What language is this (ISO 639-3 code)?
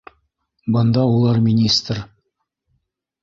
bak